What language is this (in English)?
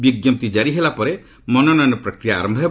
Odia